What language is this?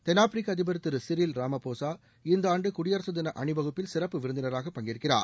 Tamil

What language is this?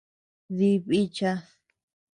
Tepeuxila Cuicatec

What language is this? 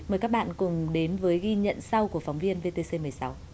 Vietnamese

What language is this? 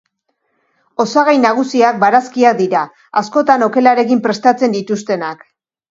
Basque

